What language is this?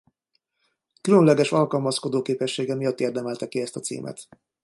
Hungarian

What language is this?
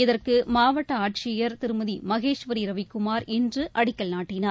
Tamil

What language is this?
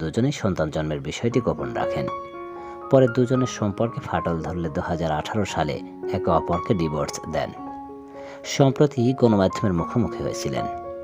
Arabic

